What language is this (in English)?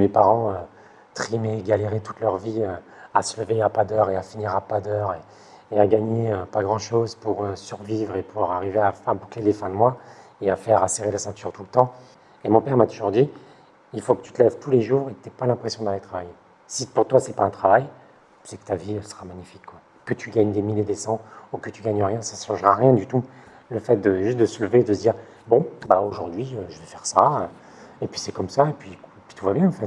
French